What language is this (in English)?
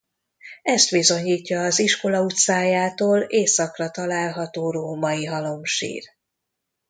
Hungarian